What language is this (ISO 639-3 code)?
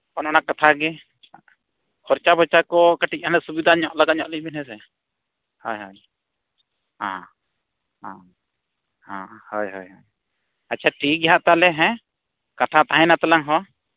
sat